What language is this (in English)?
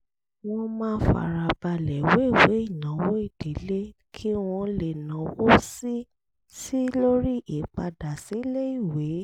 Yoruba